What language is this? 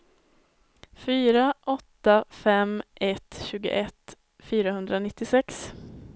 Swedish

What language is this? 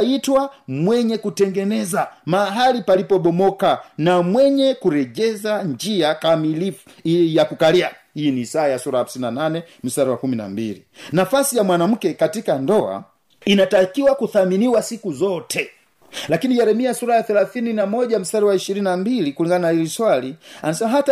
Swahili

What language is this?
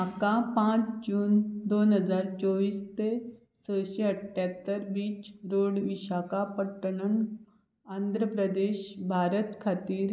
Konkani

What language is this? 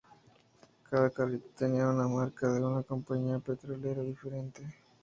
Spanish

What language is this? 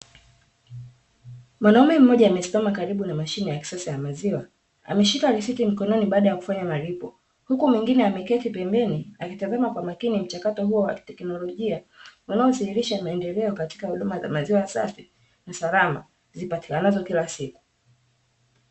Swahili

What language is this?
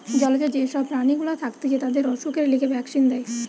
Bangla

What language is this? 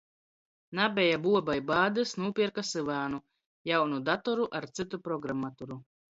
Latgalian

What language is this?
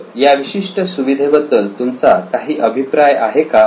Marathi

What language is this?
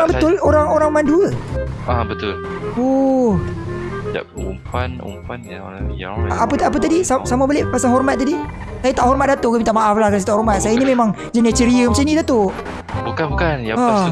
Malay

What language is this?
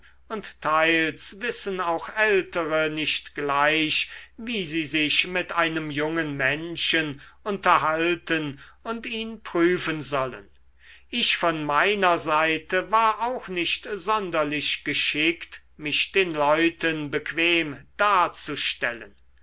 German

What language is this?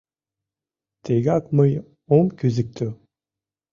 Mari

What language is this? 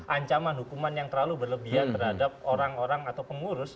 Indonesian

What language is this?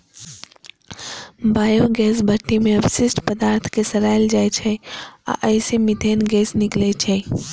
Maithili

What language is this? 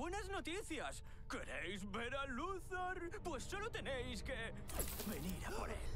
Spanish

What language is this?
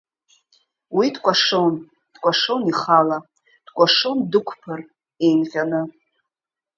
Abkhazian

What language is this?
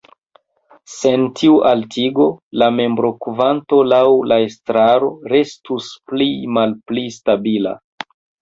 Esperanto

